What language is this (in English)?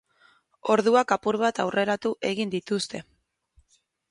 Basque